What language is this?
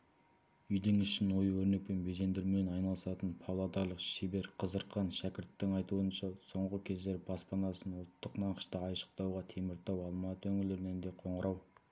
Kazakh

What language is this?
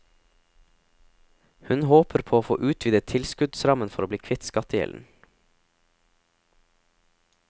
Norwegian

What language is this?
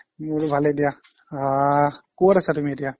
Assamese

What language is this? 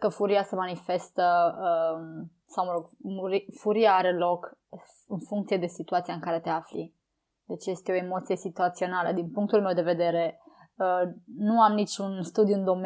Romanian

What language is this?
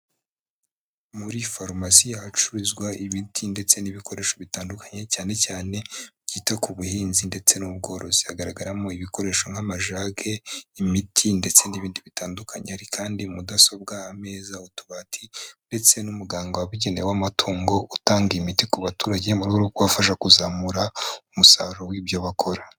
Kinyarwanda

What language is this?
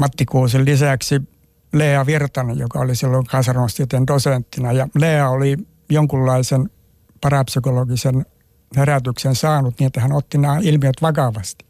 Finnish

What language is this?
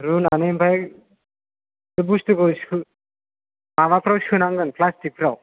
Bodo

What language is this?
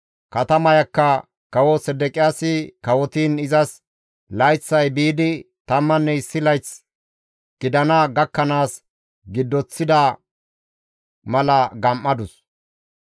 Gamo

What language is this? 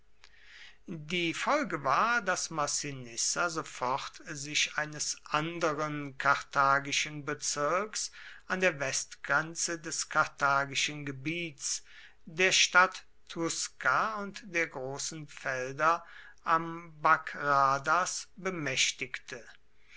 German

